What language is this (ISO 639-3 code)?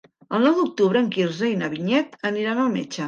cat